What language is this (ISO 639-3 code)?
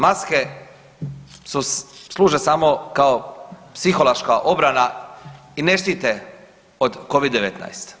hrv